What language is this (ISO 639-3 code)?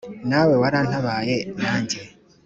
kin